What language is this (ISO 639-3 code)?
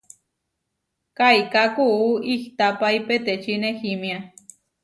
var